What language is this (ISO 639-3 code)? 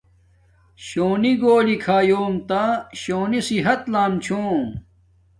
dmk